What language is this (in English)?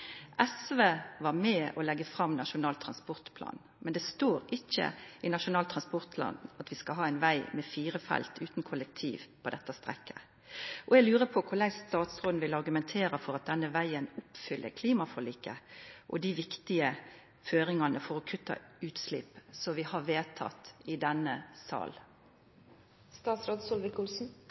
Norwegian Nynorsk